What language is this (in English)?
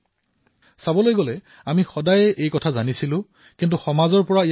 Assamese